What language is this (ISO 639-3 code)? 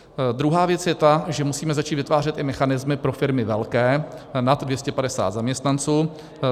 ces